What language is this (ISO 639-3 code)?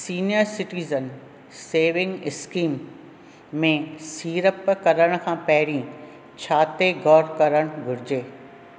snd